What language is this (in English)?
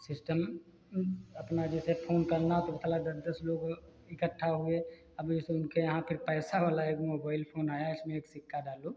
Hindi